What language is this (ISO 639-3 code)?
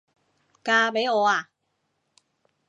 yue